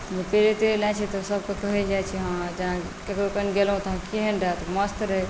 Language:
Maithili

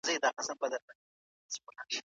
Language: Pashto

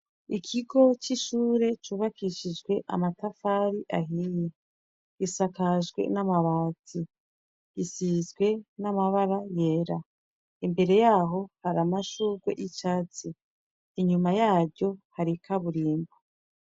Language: Rundi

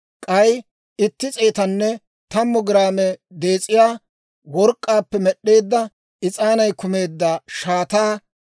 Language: Dawro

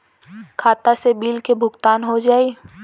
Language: Bhojpuri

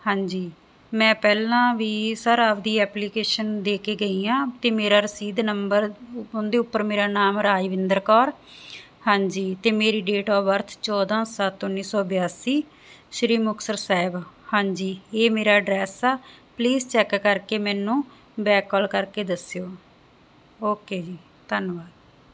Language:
Punjabi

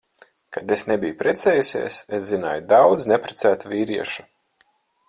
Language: Latvian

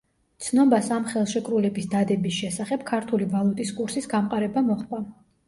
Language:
Georgian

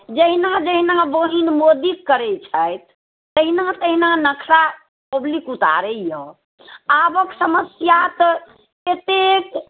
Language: Maithili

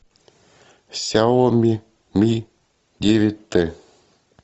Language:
Russian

